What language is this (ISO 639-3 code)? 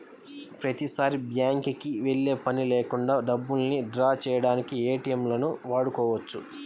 tel